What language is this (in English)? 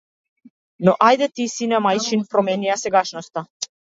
Macedonian